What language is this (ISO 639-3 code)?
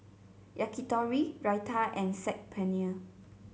eng